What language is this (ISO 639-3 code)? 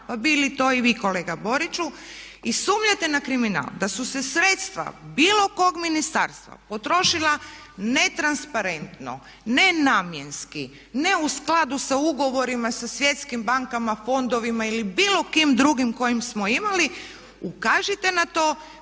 hrv